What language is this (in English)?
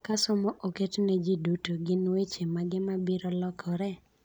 Luo (Kenya and Tanzania)